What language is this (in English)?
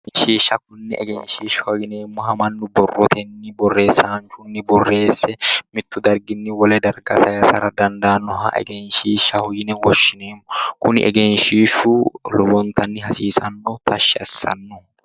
Sidamo